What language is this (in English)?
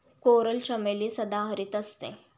Marathi